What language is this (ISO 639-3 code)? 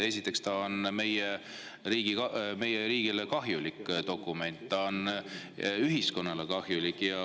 est